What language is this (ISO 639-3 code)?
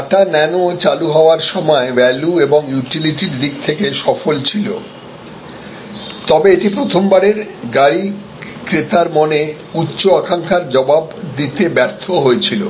ben